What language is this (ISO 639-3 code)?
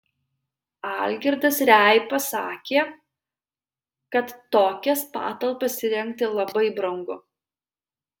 lit